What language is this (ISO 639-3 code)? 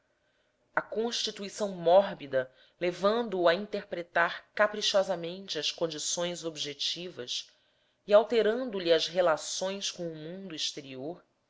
por